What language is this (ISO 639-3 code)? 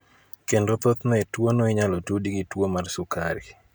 luo